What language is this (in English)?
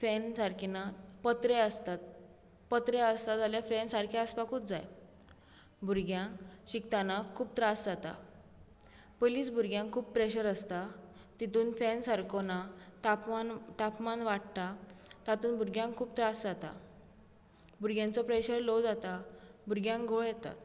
Konkani